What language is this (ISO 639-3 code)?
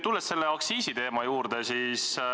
est